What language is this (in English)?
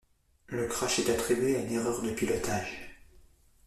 French